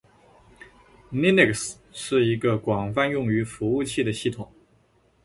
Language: Chinese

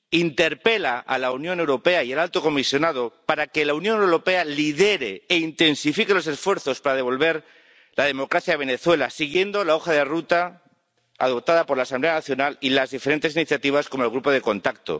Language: Spanish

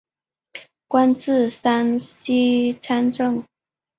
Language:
Chinese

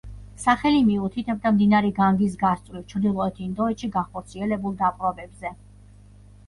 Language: Georgian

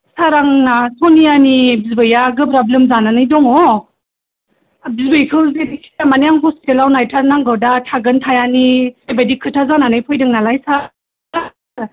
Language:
Bodo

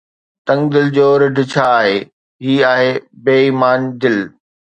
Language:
Sindhi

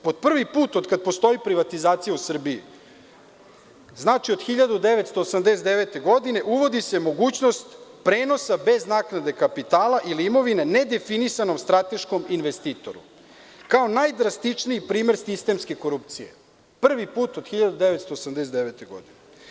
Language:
Serbian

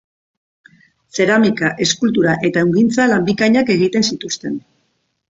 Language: Basque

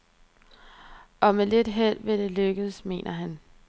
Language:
Danish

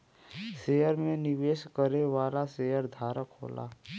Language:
Bhojpuri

